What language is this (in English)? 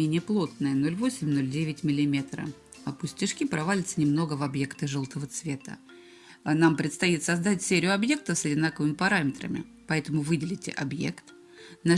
Russian